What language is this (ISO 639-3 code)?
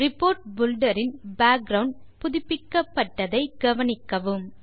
tam